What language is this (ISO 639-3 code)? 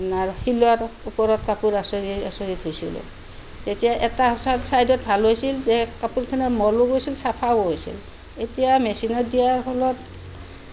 asm